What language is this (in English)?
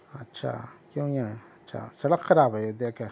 Urdu